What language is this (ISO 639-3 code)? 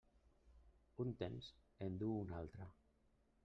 cat